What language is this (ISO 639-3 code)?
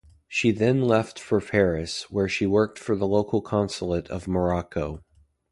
eng